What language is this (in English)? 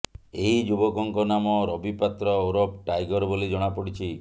Odia